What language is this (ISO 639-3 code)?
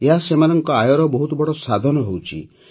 ori